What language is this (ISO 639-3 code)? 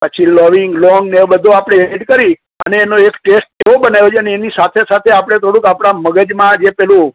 guj